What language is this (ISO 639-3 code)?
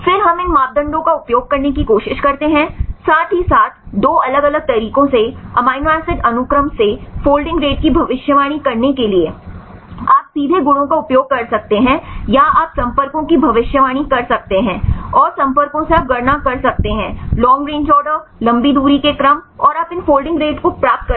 hin